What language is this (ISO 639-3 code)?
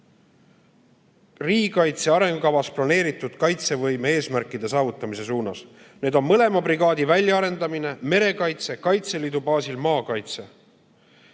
est